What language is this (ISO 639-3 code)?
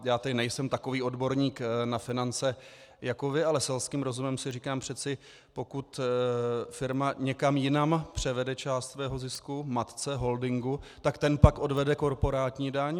ces